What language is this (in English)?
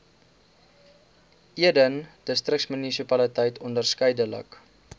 Afrikaans